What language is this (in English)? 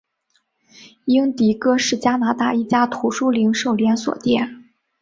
Chinese